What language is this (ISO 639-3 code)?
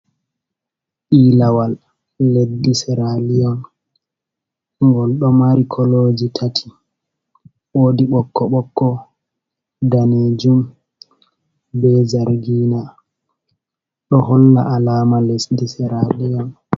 ful